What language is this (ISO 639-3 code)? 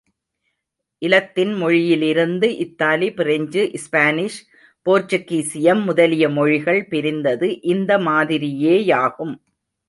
tam